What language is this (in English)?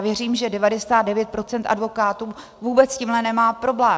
Czech